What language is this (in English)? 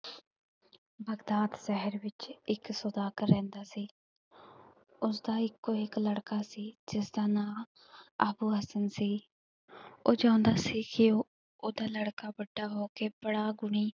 Punjabi